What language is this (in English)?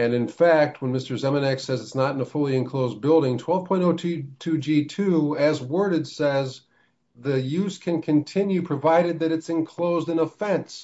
English